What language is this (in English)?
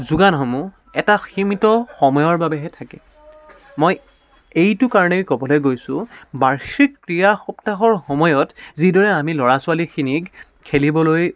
Assamese